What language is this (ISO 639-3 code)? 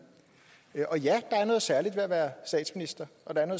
dan